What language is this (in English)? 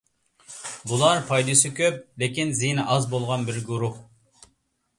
Uyghur